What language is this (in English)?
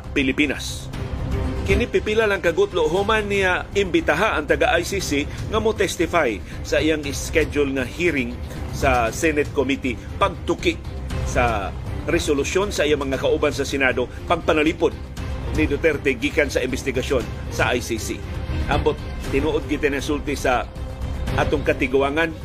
Filipino